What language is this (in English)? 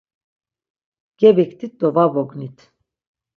Laz